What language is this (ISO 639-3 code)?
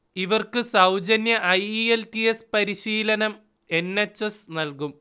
mal